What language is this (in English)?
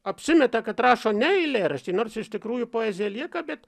Lithuanian